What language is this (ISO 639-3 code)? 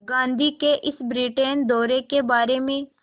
hin